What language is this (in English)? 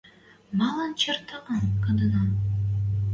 Western Mari